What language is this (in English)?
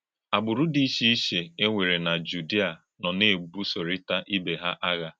Igbo